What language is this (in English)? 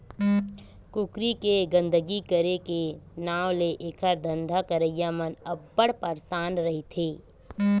Chhattisgarhi